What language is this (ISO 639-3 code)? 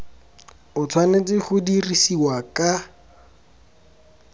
tsn